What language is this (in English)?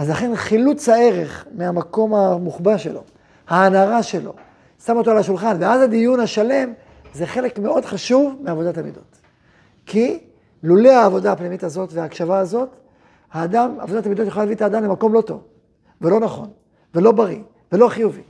Hebrew